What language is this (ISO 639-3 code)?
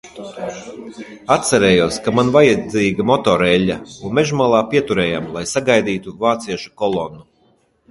lav